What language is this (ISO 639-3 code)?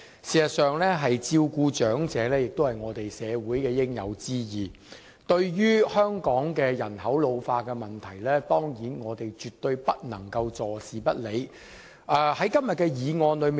yue